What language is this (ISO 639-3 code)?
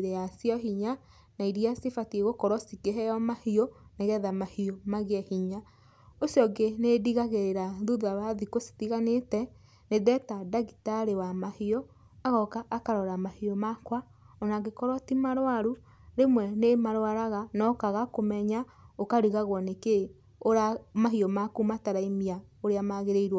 kik